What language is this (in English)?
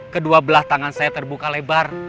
Indonesian